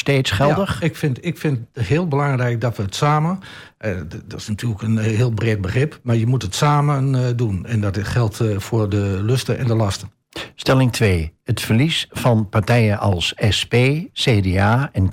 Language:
Dutch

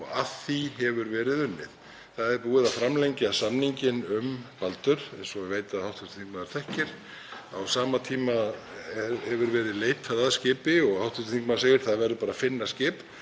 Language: Icelandic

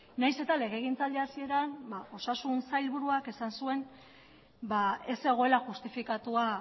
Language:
Basque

